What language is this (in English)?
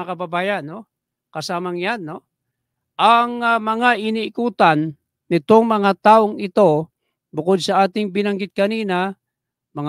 Filipino